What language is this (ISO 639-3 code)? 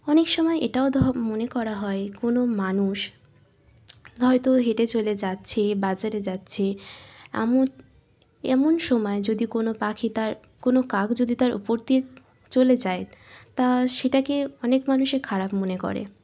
ben